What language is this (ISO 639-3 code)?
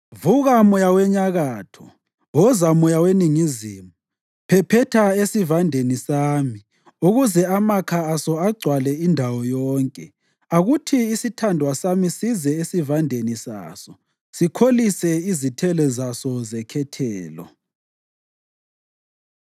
nde